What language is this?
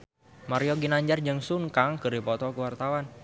Sundanese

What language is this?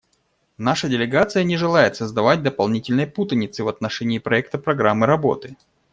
Russian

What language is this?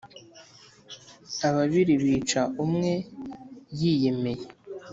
Kinyarwanda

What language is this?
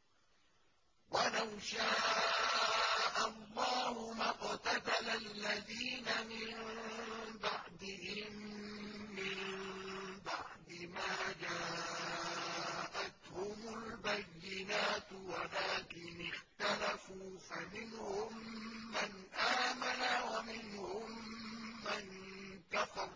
Arabic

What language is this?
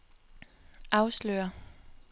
Danish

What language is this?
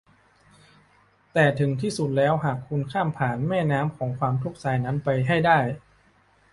Thai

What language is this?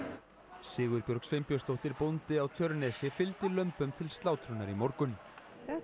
Icelandic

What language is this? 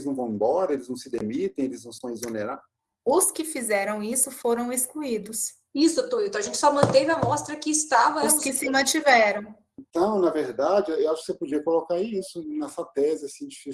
Portuguese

